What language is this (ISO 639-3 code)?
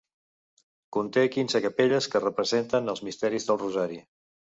cat